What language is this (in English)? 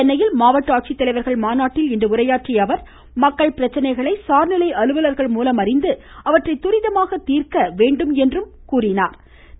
Tamil